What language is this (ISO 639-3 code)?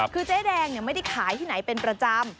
tha